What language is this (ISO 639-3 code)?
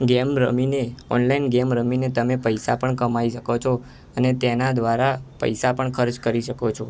guj